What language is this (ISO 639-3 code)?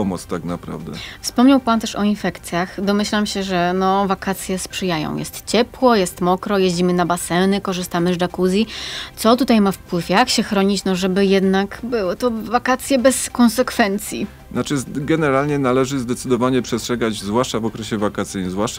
pol